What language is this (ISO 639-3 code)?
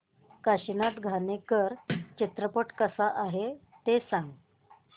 mar